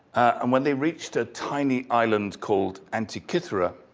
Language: English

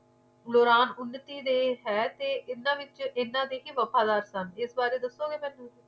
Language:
Punjabi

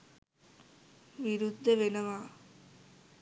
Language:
Sinhala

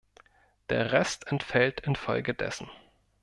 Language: German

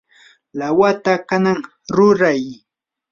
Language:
Yanahuanca Pasco Quechua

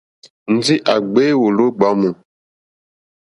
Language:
Mokpwe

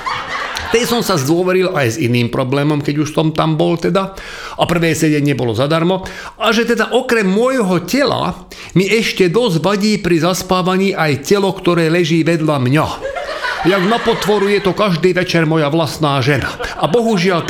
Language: Slovak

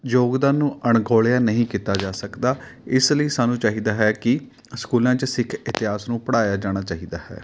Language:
Punjabi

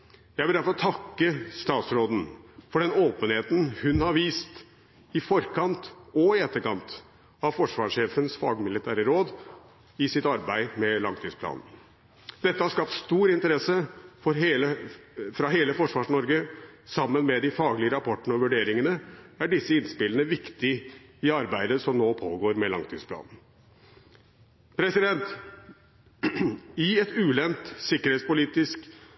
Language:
Norwegian Bokmål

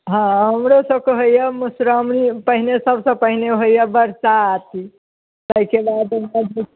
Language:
Maithili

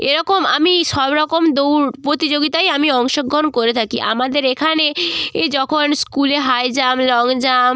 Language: Bangla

